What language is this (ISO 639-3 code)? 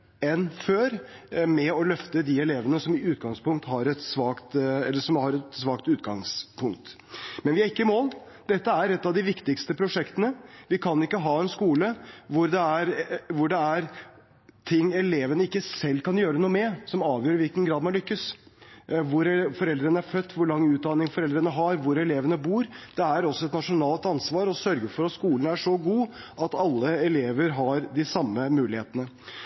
nob